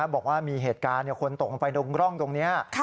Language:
Thai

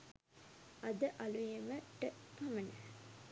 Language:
Sinhala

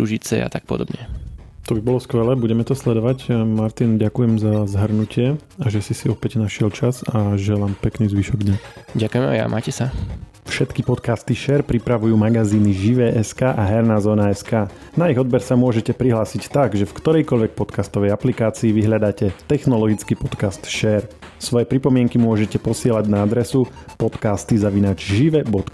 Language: Slovak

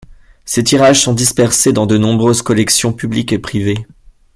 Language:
French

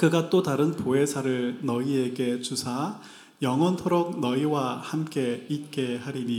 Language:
Korean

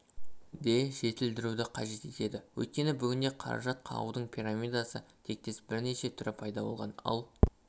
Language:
Kazakh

